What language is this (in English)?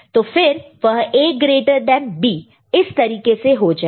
Hindi